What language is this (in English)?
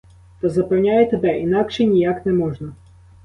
Ukrainian